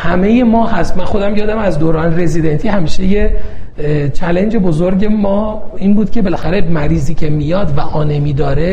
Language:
Persian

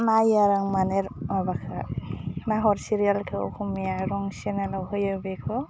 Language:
Bodo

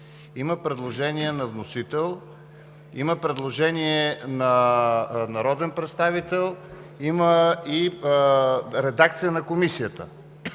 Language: Bulgarian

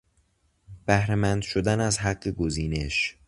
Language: Persian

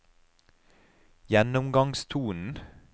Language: Norwegian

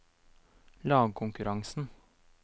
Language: Norwegian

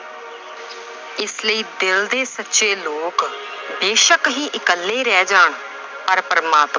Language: Punjabi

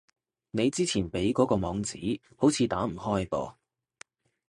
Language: Cantonese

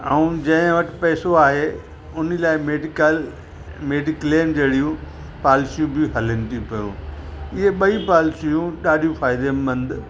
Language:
Sindhi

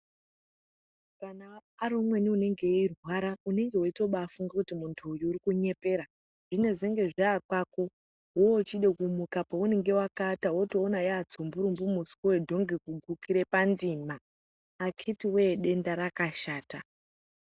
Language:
Ndau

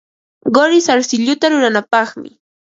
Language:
Ambo-Pasco Quechua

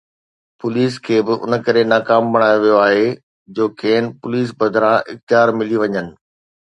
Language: Sindhi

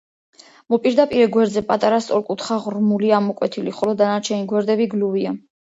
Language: Georgian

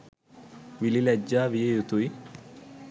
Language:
Sinhala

